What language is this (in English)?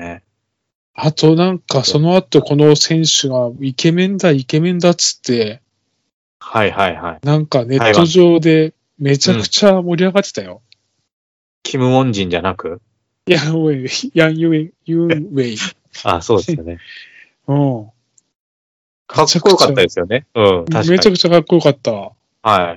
Japanese